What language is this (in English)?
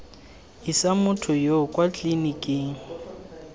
Tswana